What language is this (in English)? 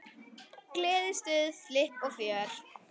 Icelandic